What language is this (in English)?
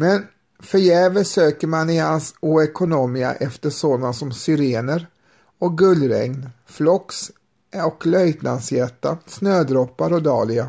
Swedish